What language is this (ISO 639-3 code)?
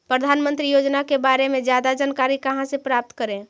mag